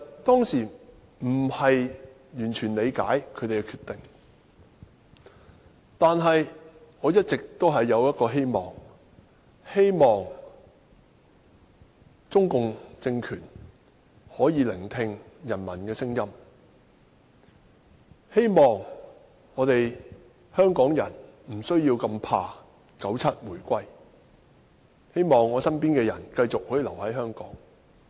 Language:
Cantonese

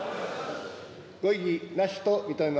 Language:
Japanese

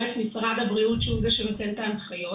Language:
Hebrew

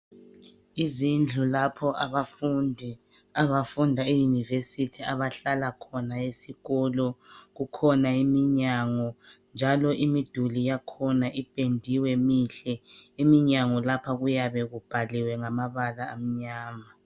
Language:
North Ndebele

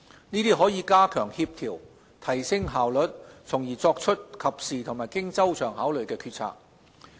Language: Cantonese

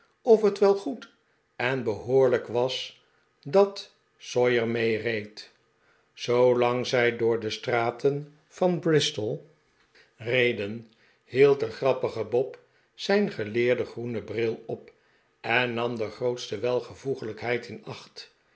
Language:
Dutch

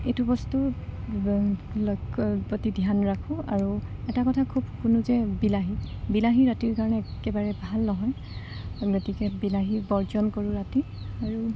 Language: Assamese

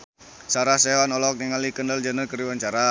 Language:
Sundanese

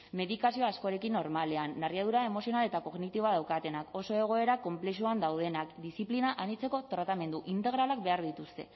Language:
Basque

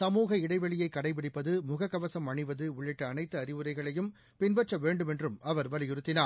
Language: Tamil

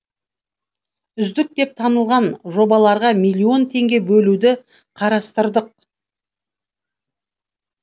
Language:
Kazakh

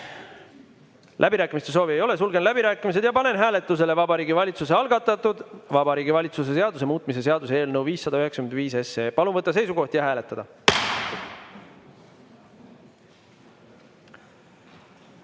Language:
Estonian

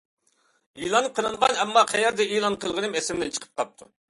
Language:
Uyghur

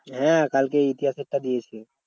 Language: Bangla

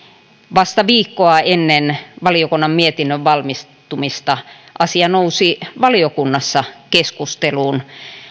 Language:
Finnish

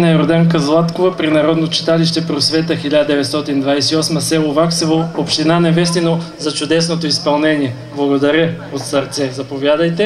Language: Romanian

